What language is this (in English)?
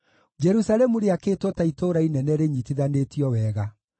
Kikuyu